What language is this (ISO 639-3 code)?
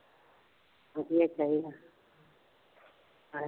pan